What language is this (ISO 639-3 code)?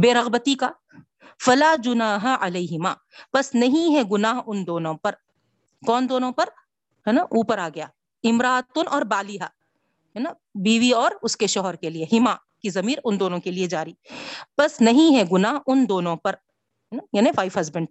urd